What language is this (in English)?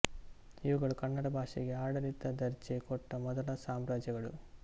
Kannada